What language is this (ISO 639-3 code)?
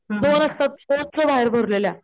mar